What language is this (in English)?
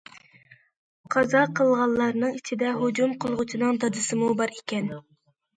Uyghur